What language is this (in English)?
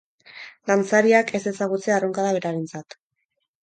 Basque